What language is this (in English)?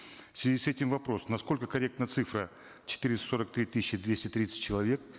Kazakh